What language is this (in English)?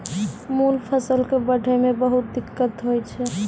Maithili